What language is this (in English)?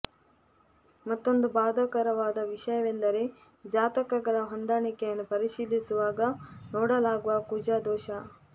Kannada